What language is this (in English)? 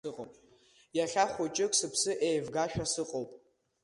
Abkhazian